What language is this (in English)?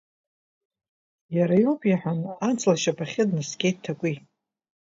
Abkhazian